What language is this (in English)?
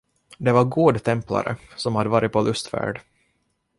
Swedish